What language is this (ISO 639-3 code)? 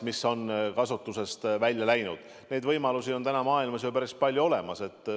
est